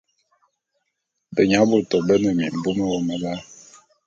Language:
Bulu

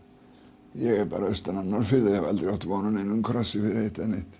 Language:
Icelandic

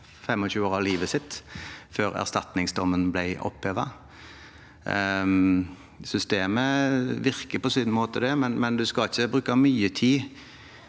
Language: Norwegian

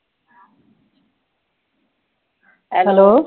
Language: Punjabi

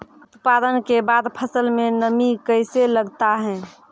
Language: Maithili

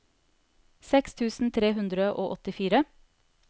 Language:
Norwegian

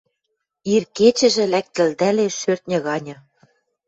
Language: Western Mari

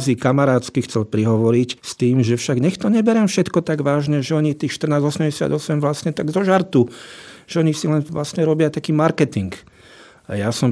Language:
Slovak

